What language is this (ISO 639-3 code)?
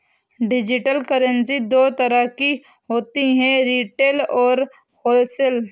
hin